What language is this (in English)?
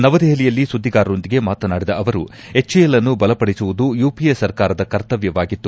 Kannada